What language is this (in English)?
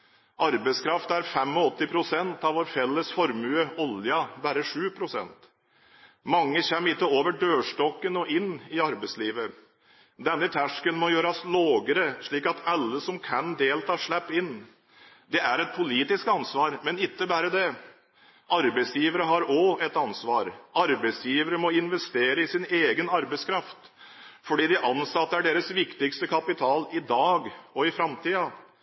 Norwegian Bokmål